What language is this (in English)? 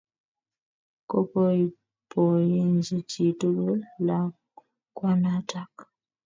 Kalenjin